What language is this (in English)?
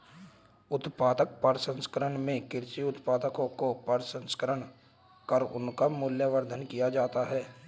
Hindi